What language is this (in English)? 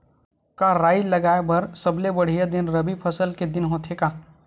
Chhattisgarhi